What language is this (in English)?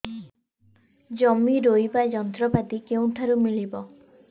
Odia